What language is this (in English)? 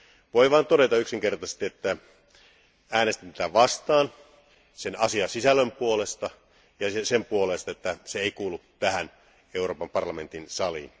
Finnish